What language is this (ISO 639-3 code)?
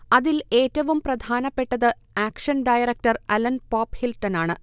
mal